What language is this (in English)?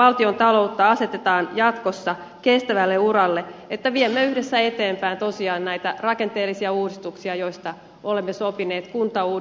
Finnish